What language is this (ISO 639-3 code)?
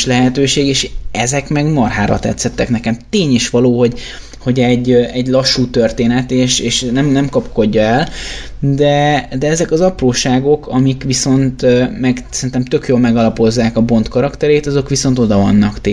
hun